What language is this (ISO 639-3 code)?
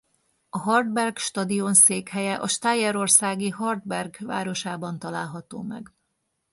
hun